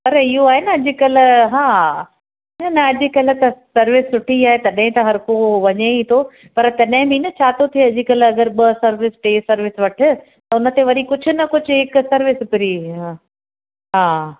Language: Sindhi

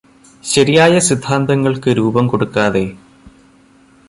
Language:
Malayalam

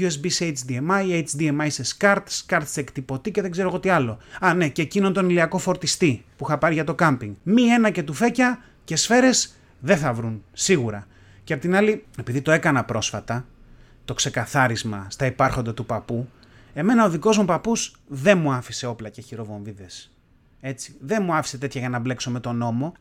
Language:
Greek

